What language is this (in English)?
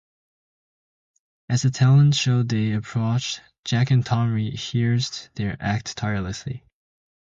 English